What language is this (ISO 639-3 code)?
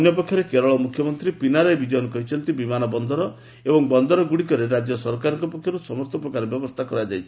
ori